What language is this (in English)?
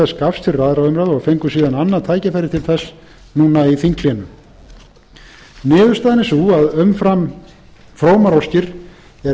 Icelandic